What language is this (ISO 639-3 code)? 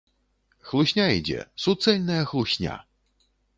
bel